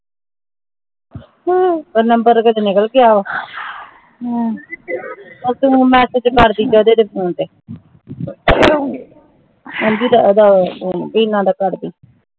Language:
Punjabi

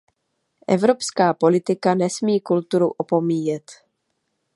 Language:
Czech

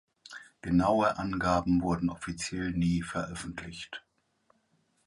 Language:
German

